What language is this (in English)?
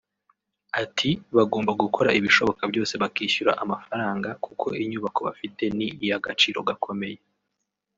Kinyarwanda